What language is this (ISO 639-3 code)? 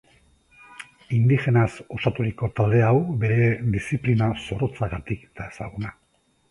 eus